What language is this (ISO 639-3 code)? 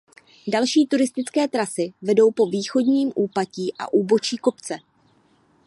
ces